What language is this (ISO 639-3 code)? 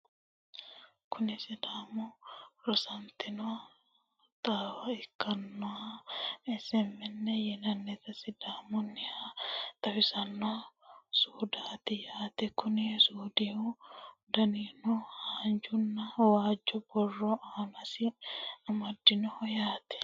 sid